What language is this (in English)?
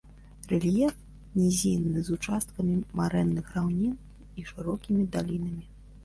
Belarusian